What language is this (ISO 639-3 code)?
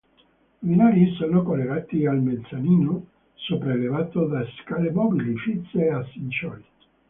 ita